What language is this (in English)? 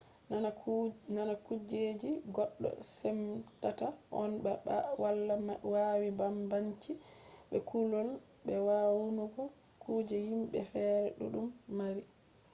Fula